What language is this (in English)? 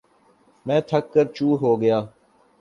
Urdu